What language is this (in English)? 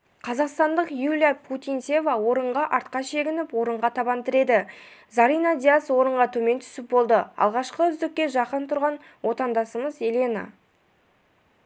Kazakh